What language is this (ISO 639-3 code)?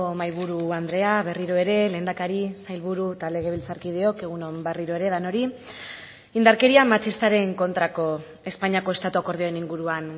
eus